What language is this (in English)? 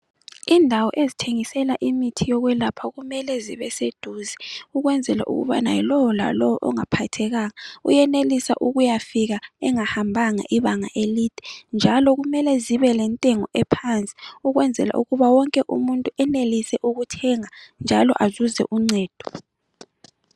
North Ndebele